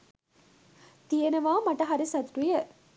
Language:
Sinhala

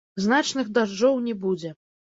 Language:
Belarusian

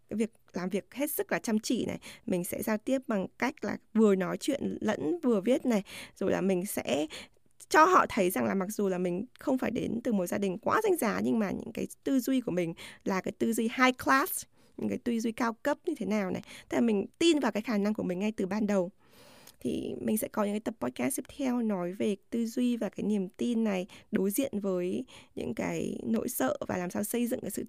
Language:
Vietnamese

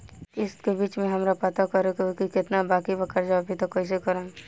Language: Bhojpuri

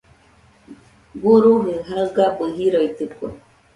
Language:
Nüpode Huitoto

